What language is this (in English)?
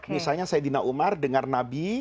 Indonesian